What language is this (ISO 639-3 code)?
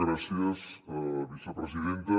cat